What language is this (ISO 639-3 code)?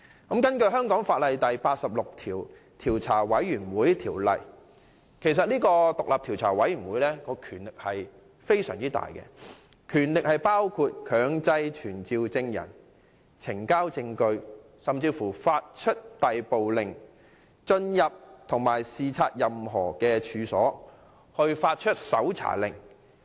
yue